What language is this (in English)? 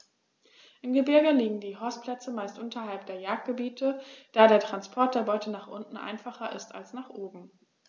German